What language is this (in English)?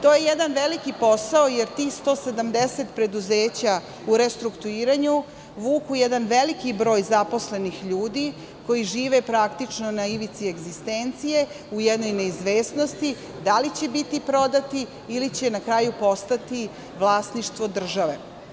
Serbian